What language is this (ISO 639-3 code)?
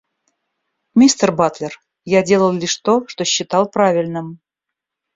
rus